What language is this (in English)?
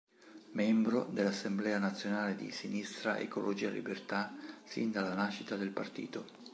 Italian